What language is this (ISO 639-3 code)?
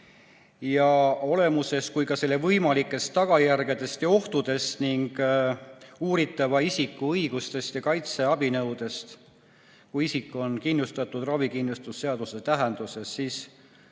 est